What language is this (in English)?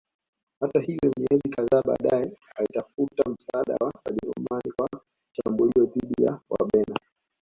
Swahili